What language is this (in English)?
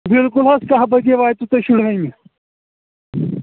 Kashmiri